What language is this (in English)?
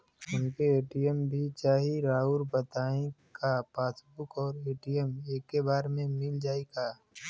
Bhojpuri